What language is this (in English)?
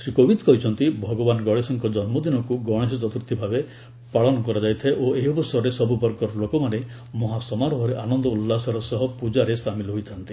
Odia